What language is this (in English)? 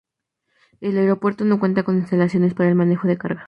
Spanish